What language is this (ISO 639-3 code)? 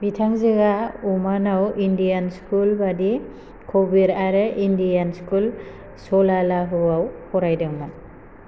brx